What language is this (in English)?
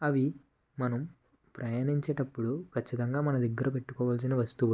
Telugu